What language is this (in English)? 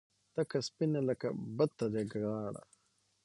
Pashto